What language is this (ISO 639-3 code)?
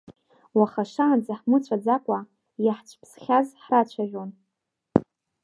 abk